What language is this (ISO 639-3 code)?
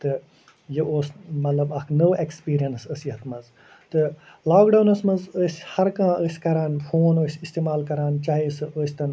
kas